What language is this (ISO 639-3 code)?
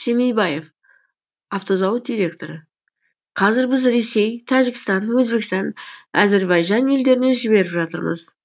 kaz